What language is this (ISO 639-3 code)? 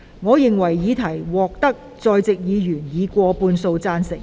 yue